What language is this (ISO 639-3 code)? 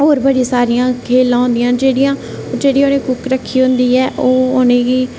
doi